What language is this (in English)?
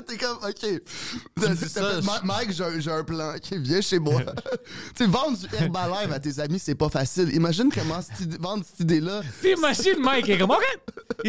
French